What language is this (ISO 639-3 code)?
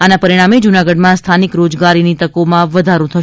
guj